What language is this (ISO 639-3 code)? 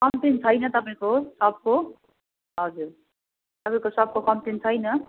nep